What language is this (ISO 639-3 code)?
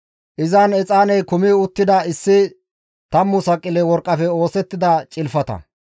gmv